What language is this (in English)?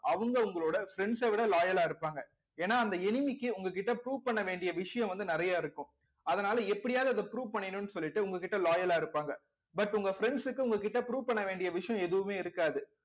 Tamil